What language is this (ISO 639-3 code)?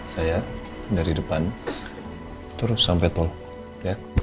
ind